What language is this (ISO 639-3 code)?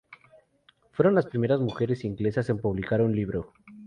spa